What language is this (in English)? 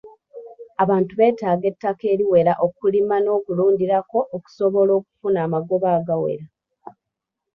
Ganda